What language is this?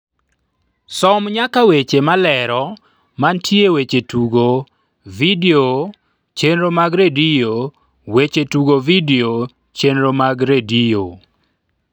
Luo (Kenya and Tanzania)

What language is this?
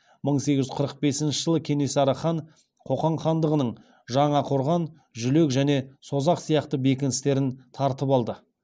Kazakh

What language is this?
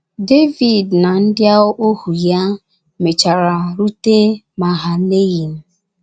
Igbo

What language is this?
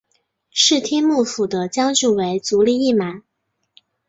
Chinese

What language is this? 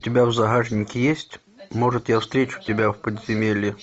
Russian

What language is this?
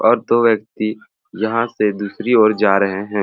Sadri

